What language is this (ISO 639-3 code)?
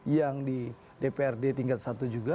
ind